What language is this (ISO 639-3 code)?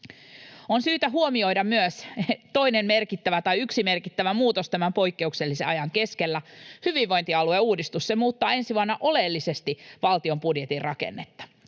fin